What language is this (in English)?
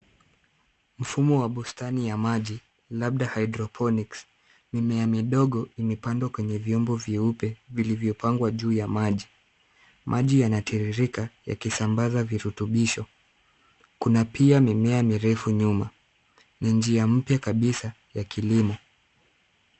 Swahili